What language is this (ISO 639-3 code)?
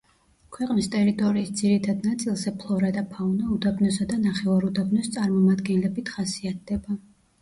kat